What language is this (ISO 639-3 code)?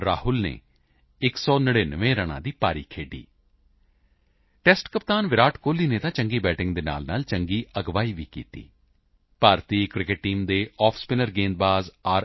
pan